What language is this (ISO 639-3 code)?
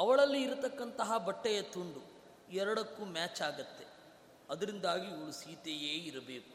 kan